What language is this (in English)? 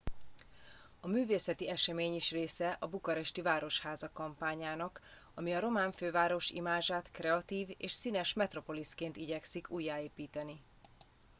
Hungarian